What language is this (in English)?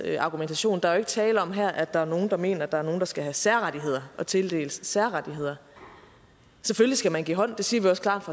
Danish